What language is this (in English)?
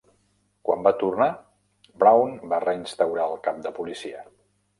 Catalan